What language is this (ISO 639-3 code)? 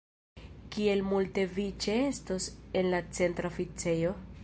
epo